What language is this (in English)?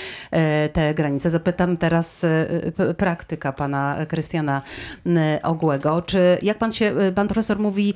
Polish